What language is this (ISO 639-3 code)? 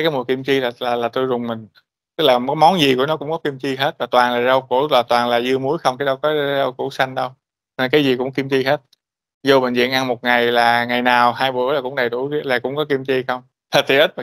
vie